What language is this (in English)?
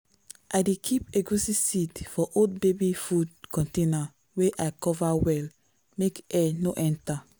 Nigerian Pidgin